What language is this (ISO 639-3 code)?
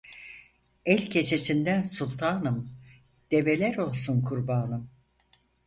tur